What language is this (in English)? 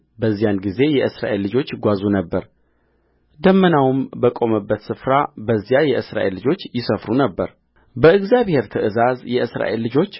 Amharic